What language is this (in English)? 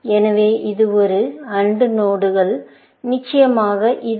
Tamil